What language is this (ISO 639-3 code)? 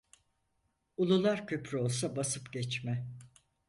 tur